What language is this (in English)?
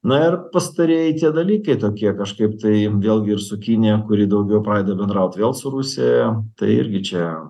Lithuanian